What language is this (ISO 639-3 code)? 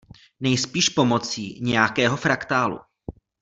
ces